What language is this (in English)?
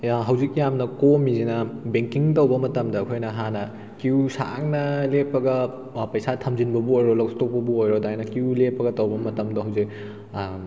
Manipuri